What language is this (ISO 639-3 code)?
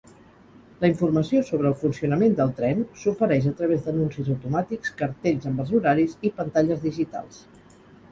cat